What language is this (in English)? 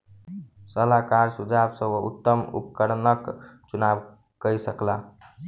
Maithili